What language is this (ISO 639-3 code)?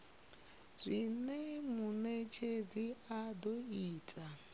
ven